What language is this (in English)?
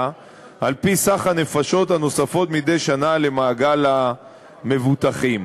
Hebrew